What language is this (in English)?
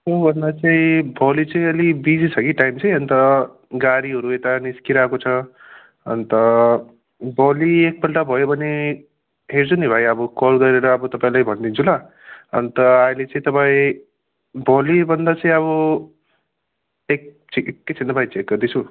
Nepali